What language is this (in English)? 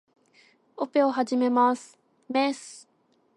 Japanese